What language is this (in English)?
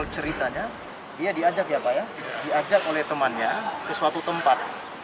Indonesian